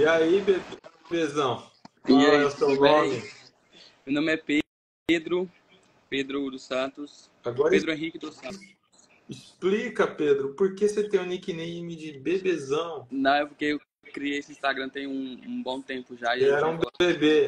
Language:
Portuguese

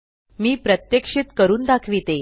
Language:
Marathi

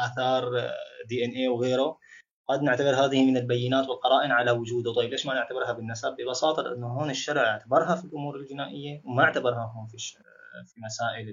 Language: Arabic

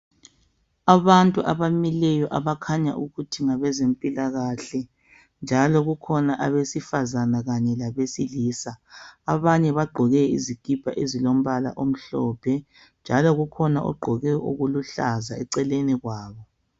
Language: North Ndebele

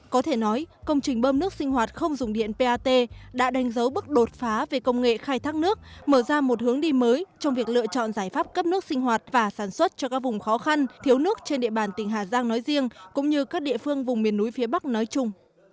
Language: Vietnamese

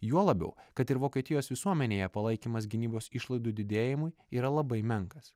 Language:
Lithuanian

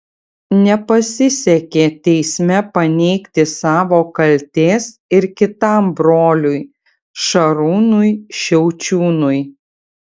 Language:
Lithuanian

